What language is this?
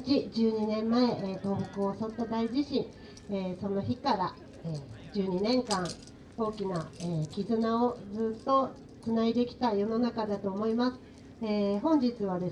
Japanese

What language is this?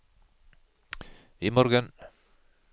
Norwegian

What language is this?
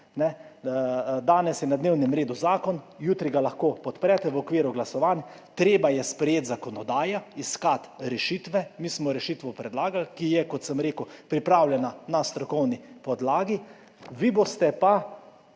Slovenian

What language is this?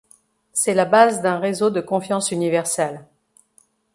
French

